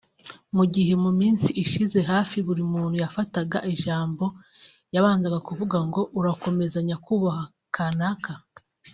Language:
Kinyarwanda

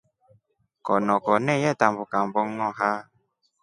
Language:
Rombo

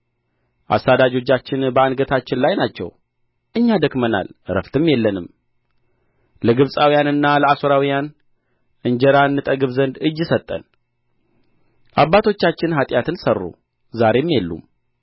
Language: Amharic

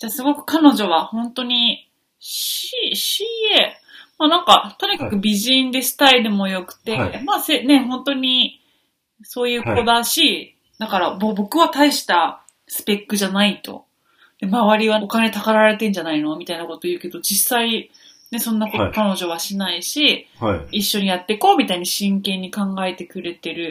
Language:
Japanese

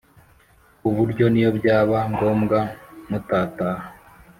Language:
Kinyarwanda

